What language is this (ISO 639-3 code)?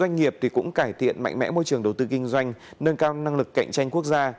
vie